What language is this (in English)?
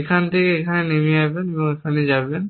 Bangla